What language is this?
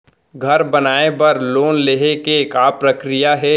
Chhattisgarhi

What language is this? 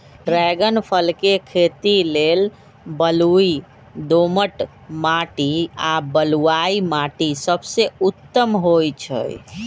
Magahi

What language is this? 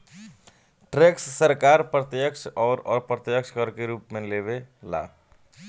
Bhojpuri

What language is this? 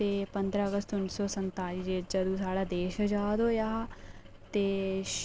Dogri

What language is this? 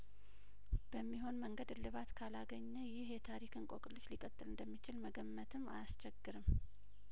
Amharic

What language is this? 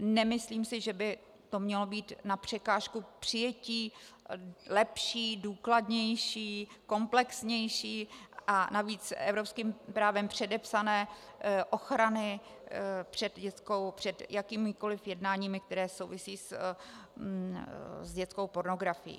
Czech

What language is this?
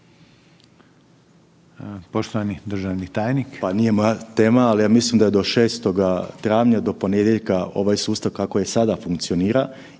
Croatian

